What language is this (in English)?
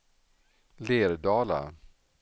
Swedish